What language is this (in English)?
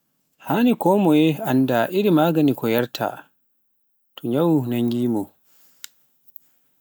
Pular